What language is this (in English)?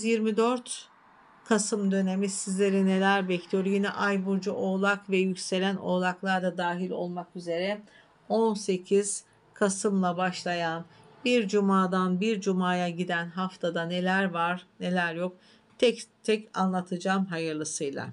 Turkish